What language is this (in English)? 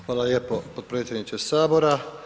Croatian